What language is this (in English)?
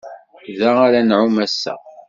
Kabyle